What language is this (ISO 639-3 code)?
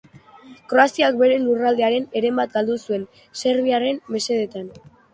eus